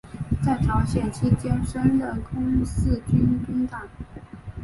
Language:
Chinese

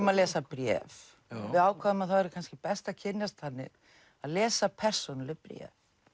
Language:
Icelandic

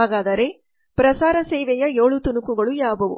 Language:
Kannada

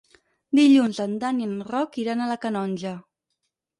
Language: Catalan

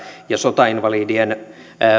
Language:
Finnish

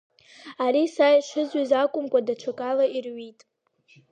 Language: Abkhazian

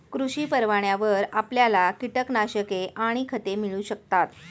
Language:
Marathi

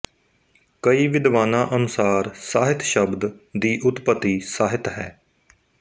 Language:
Punjabi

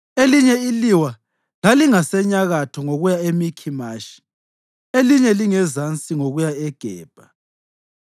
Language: North Ndebele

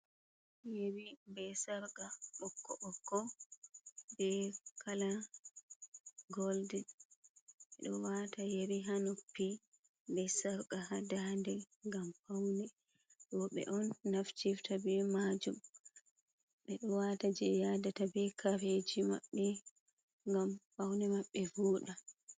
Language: Fula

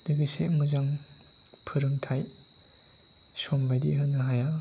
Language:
Bodo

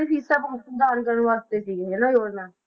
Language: Punjabi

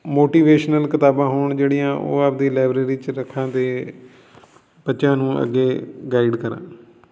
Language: Punjabi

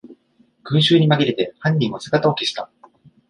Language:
Japanese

